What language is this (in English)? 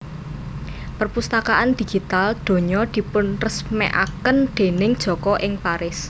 Javanese